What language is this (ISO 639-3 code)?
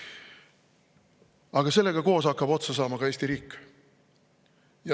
est